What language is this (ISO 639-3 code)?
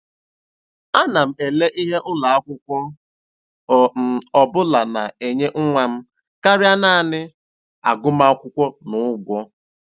ibo